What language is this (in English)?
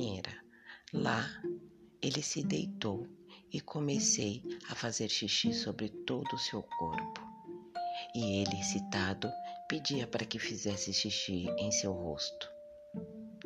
Portuguese